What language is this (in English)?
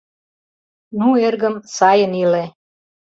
Mari